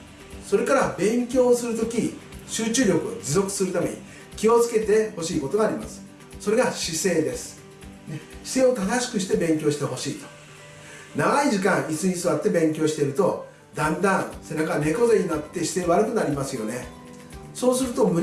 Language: Japanese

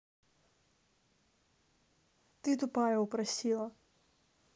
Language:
Russian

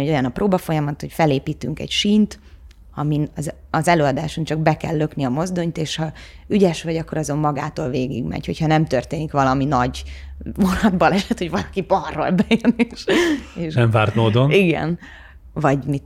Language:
Hungarian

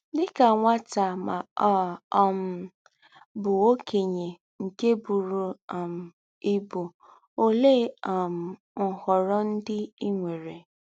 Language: Igbo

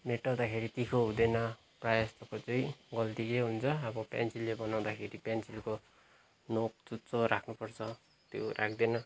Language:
Nepali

